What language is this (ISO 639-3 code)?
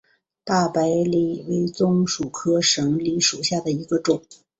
zho